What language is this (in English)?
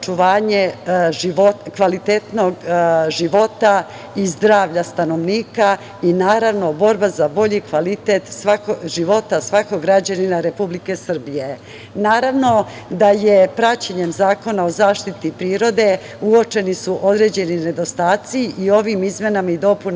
Serbian